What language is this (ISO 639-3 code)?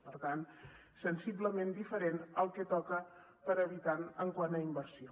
cat